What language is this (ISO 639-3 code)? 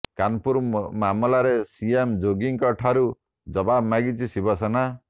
ori